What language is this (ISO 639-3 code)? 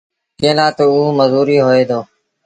sbn